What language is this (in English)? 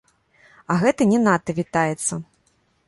Belarusian